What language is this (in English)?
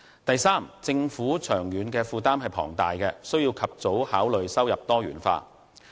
Cantonese